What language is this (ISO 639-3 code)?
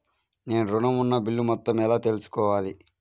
tel